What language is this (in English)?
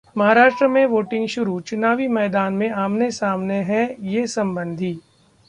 Hindi